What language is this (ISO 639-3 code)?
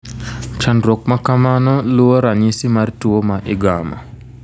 luo